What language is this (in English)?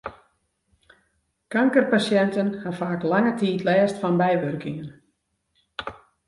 Western Frisian